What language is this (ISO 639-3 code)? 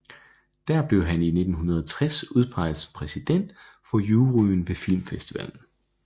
dan